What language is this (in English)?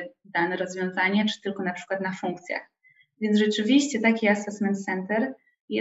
Polish